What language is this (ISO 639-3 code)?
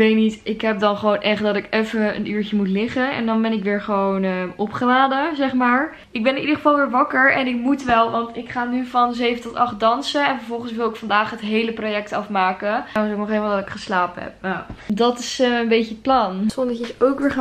nld